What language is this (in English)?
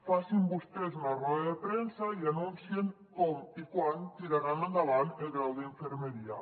Catalan